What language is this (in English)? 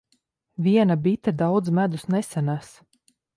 Latvian